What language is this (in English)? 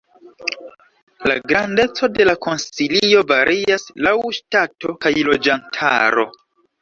Esperanto